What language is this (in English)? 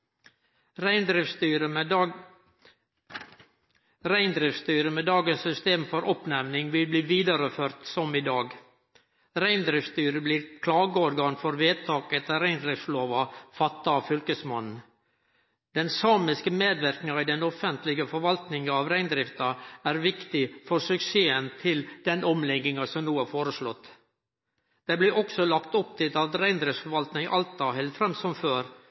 Norwegian Nynorsk